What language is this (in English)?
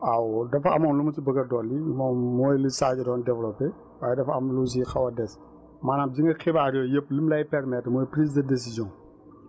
Wolof